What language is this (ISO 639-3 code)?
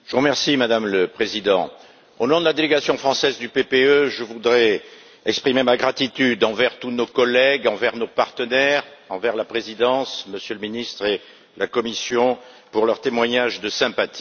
fra